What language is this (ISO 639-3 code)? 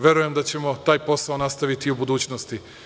srp